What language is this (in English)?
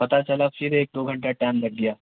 Urdu